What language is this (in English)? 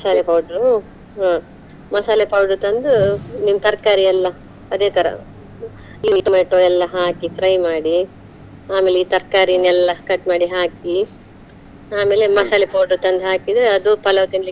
Kannada